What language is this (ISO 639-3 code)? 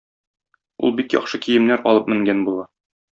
tat